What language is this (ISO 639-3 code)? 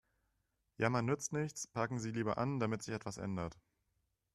deu